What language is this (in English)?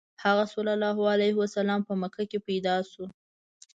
Pashto